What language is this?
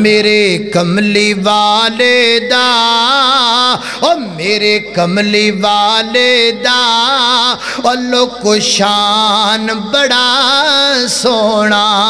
Hindi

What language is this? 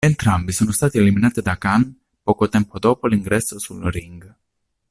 Italian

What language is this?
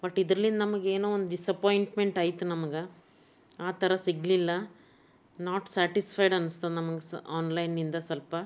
Kannada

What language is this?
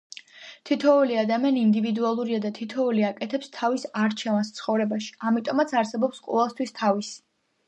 Georgian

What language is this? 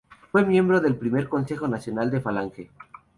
Spanish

